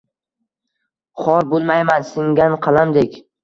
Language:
Uzbek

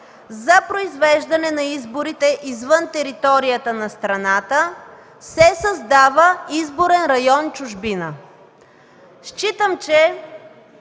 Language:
Bulgarian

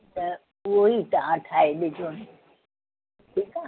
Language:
Sindhi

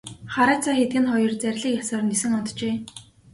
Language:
Mongolian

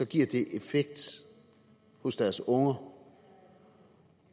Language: Danish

